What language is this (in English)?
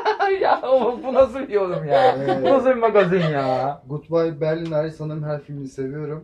Turkish